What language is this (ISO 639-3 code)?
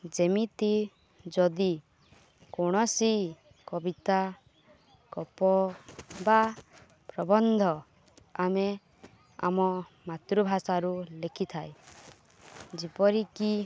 ori